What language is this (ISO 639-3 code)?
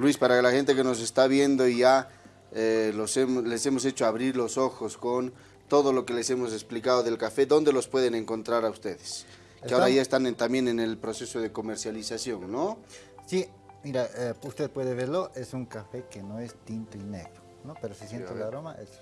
spa